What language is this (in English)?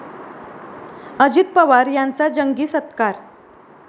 Marathi